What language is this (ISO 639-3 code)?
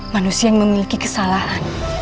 ind